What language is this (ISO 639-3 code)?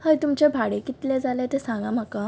kok